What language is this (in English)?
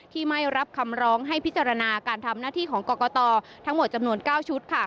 Thai